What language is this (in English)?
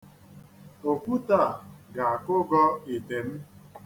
Igbo